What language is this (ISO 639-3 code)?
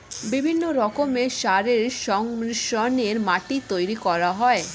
ben